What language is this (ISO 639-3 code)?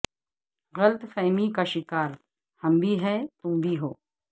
urd